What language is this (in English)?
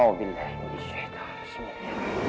Indonesian